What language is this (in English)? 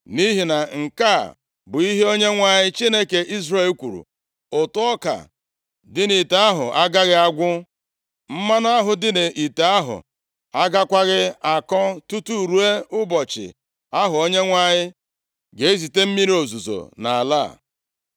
Igbo